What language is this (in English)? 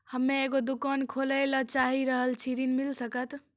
Maithili